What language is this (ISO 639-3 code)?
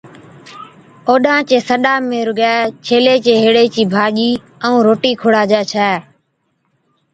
odk